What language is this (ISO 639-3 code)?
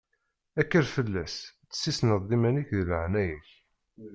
kab